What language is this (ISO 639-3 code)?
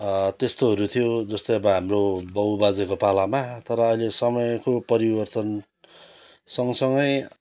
nep